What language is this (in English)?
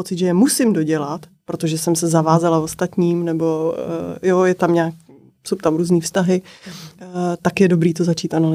Czech